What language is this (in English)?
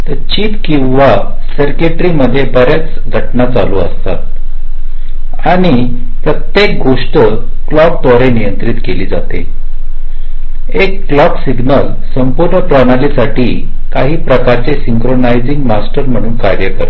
Marathi